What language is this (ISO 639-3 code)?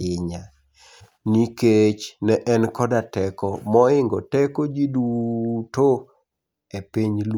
luo